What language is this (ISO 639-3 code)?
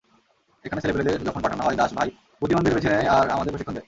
ben